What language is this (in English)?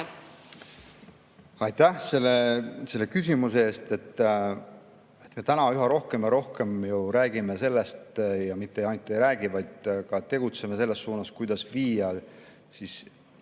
Estonian